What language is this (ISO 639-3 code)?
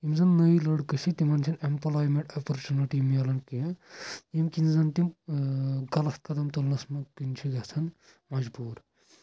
kas